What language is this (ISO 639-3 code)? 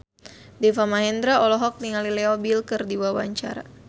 sun